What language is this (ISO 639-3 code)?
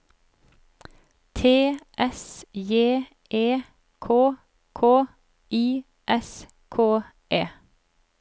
nor